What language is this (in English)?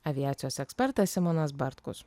Lithuanian